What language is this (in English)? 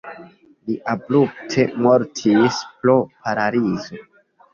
Esperanto